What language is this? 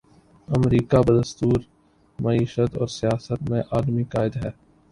Urdu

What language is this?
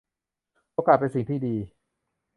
Thai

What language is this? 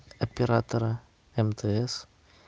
Russian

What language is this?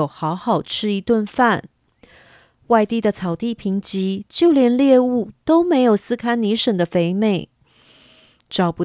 Chinese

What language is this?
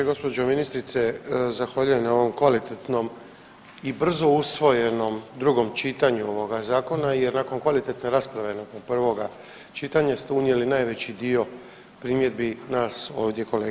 Croatian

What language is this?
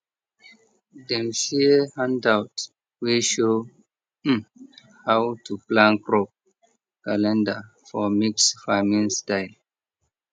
Nigerian Pidgin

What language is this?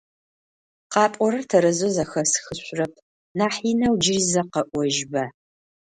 Adyghe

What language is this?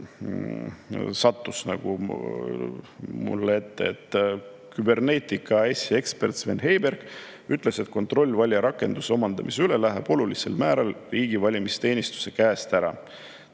Estonian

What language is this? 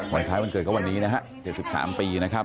Thai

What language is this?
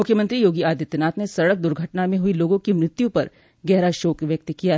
Hindi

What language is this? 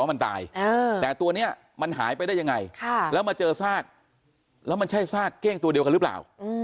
Thai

